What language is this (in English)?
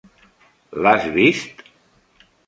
Catalan